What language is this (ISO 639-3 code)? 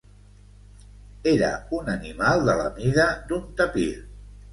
cat